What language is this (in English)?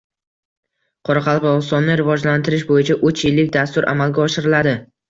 Uzbek